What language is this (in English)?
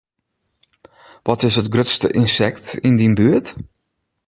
Western Frisian